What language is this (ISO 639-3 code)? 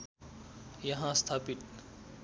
nep